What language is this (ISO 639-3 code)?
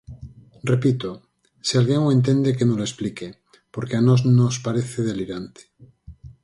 glg